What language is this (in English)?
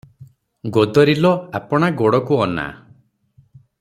Odia